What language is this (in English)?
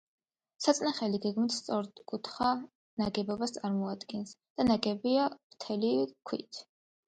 Georgian